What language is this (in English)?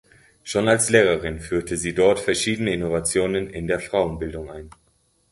German